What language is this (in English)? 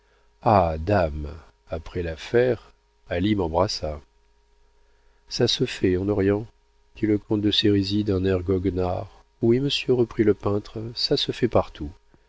French